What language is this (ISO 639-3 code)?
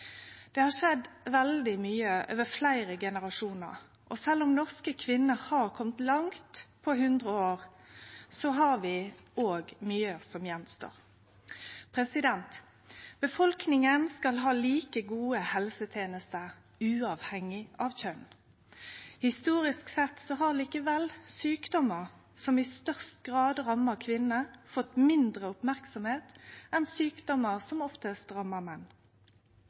nno